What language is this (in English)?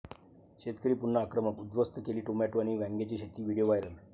Marathi